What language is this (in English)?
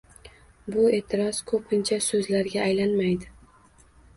Uzbek